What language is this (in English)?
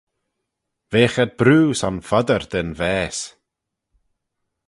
Manx